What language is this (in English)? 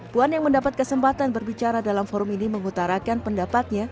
Indonesian